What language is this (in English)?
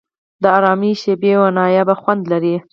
Pashto